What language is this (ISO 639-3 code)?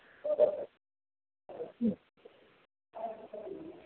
mai